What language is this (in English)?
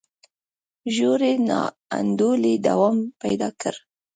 Pashto